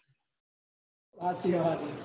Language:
Gujarati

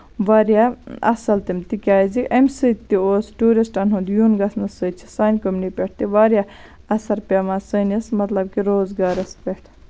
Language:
Kashmiri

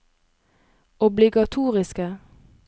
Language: Norwegian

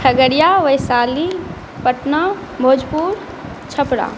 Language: Maithili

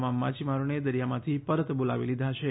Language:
Gujarati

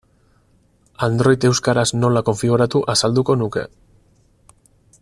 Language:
Basque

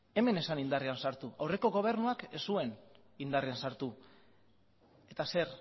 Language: Basque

